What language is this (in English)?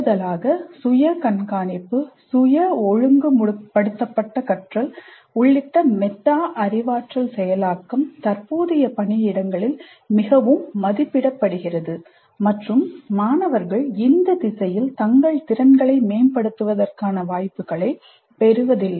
Tamil